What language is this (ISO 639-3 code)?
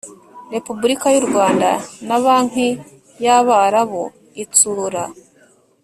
kin